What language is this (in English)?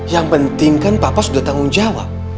Indonesian